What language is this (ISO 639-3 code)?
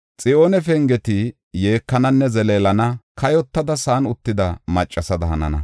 gof